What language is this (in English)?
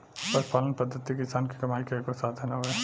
Bhojpuri